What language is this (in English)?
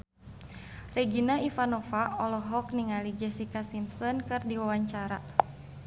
Sundanese